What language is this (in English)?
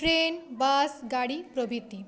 Bangla